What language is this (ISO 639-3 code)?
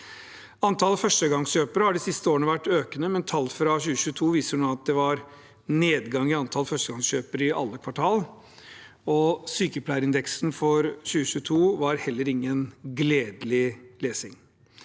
nor